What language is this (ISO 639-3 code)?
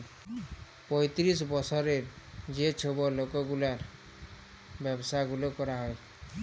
ben